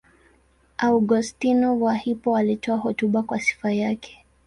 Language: Swahili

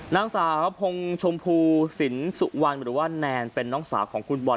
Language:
Thai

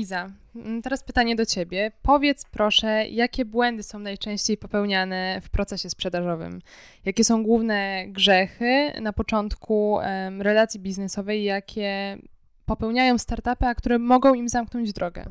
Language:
Polish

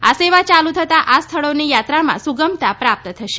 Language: Gujarati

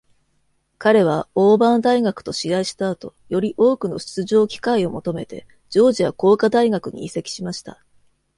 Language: Japanese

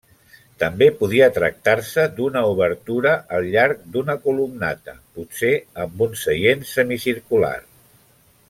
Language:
Catalan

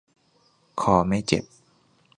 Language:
Thai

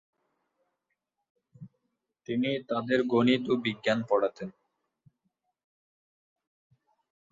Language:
Bangla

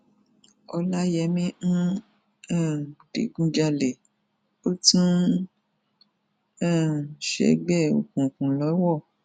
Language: Yoruba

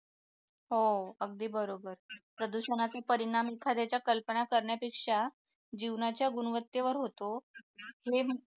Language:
Marathi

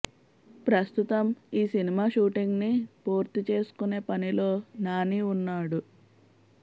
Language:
Telugu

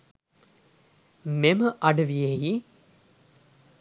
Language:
Sinhala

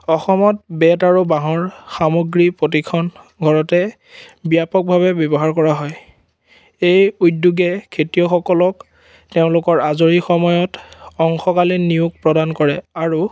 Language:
Assamese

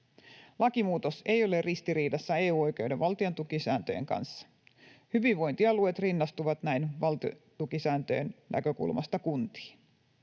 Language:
Finnish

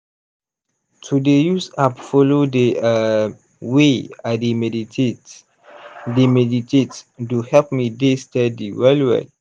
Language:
Nigerian Pidgin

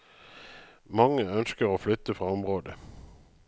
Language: Norwegian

